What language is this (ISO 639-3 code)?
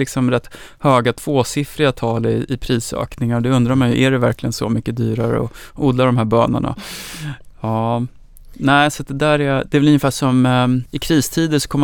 swe